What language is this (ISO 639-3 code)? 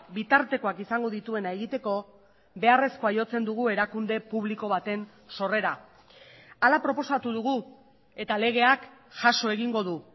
eus